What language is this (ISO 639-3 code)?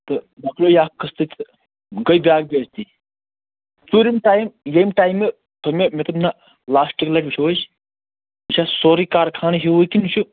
kas